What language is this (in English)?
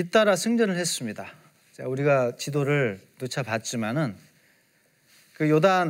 Korean